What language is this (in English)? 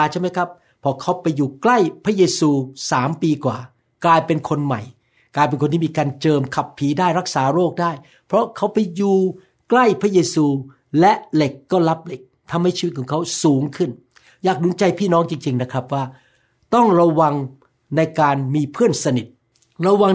Thai